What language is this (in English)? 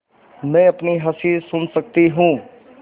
Hindi